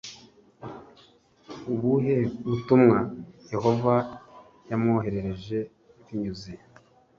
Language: Kinyarwanda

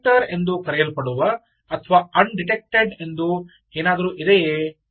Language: Kannada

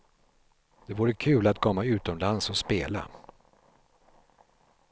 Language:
Swedish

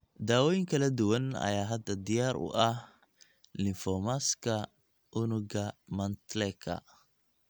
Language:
Somali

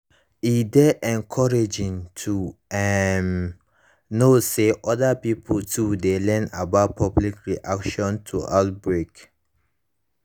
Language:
Nigerian Pidgin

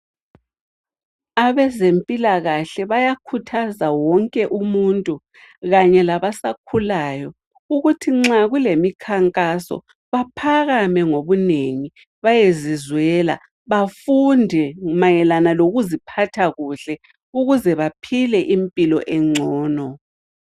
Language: North Ndebele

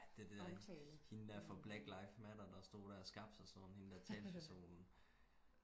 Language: Danish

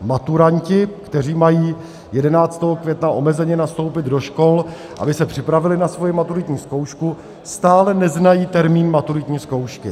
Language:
Czech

